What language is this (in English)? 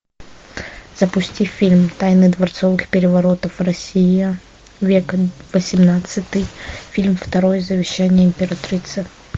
Russian